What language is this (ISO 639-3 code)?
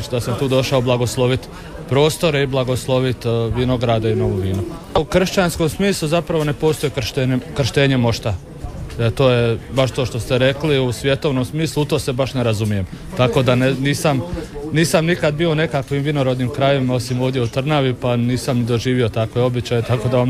hrv